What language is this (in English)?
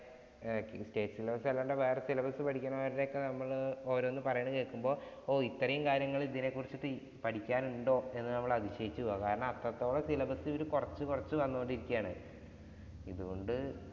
Malayalam